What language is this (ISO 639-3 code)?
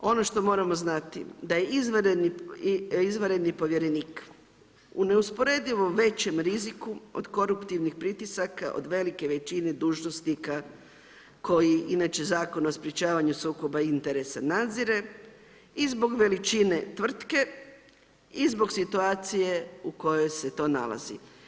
hrv